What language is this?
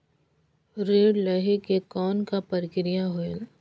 Chhattisgarhi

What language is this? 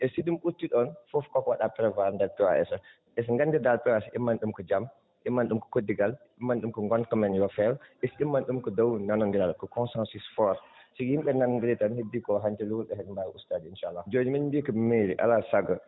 Fula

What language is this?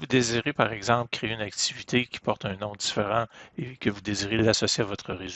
French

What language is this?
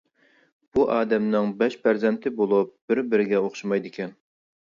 Uyghur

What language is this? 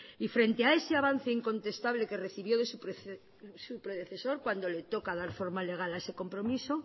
Spanish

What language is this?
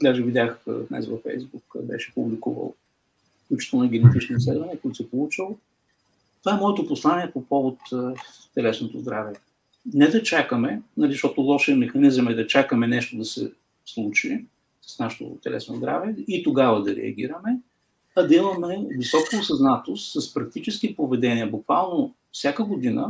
Bulgarian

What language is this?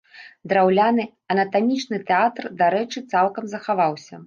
Belarusian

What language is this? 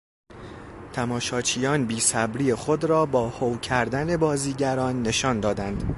Persian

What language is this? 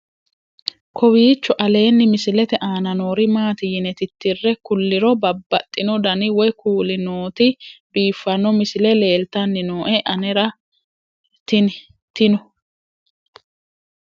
Sidamo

